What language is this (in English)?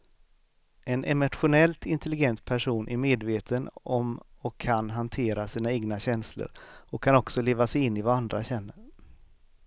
Swedish